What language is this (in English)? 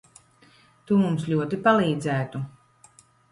Latvian